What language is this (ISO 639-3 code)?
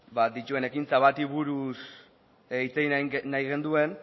eus